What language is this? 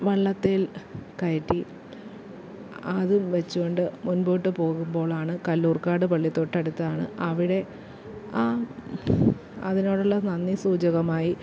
Malayalam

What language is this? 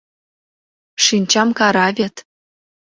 Mari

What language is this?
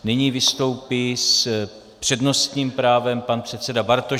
Czech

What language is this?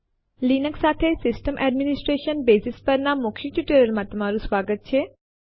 Gujarati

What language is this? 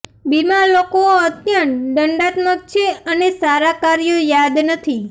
Gujarati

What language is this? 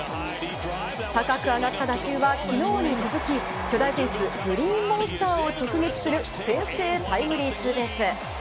Japanese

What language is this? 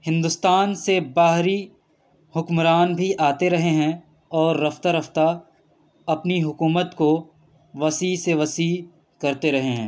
Urdu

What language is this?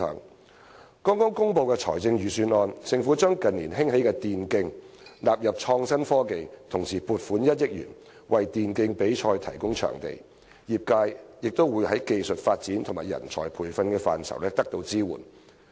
Cantonese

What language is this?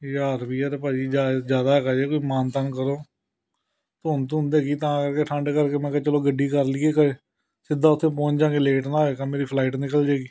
Punjabi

